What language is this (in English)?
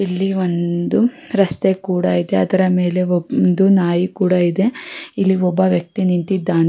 Kannada